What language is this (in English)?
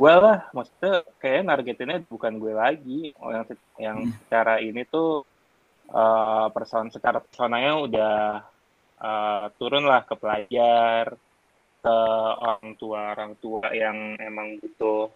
Indonesian